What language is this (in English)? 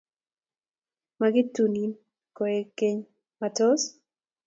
Kalenjin